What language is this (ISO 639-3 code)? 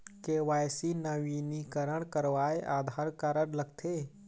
hne